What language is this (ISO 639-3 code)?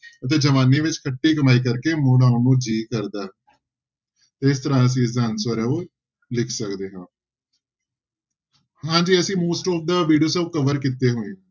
pan